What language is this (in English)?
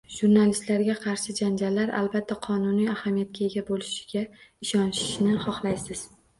Uzbek